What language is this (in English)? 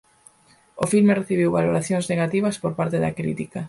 Galician